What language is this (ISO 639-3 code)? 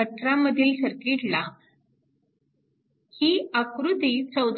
mar